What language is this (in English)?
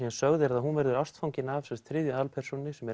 Icelandic